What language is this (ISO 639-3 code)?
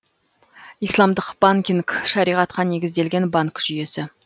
kaz